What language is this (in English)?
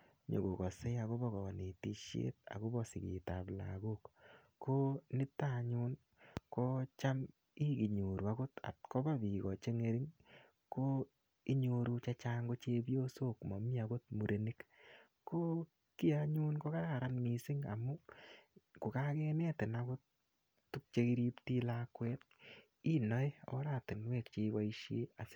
Kalenjin